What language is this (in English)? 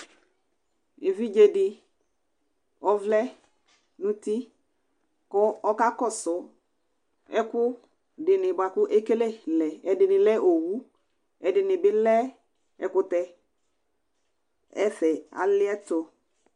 Ikposo